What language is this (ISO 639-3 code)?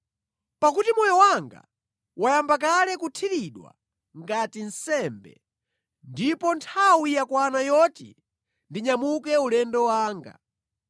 nya